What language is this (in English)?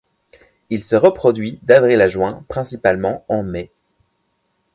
French